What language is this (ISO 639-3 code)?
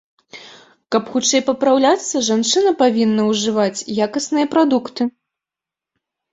bel